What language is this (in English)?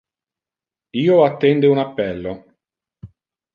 Interlingua